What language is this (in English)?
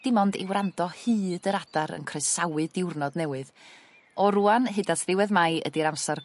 Welsh